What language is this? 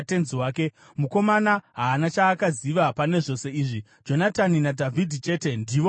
Shona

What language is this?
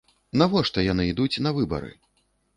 Belarusian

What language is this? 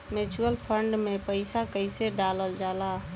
Bhojpuri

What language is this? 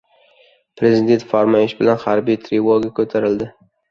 Uzbek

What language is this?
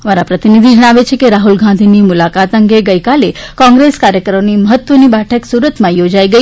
Gujarati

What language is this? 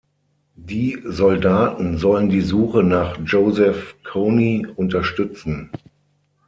German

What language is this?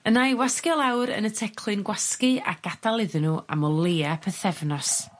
Welsh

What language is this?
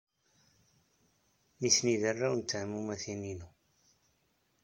Kabyle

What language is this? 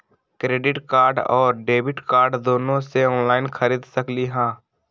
Magahi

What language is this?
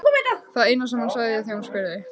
Icelandic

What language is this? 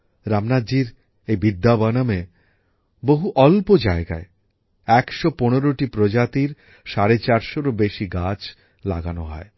Bangla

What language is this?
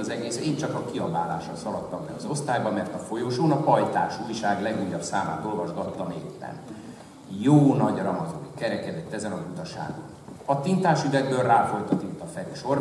Hungarian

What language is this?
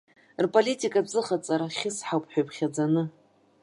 Abkhazian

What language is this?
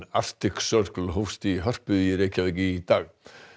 Icelandic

